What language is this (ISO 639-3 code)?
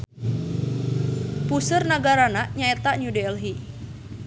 sun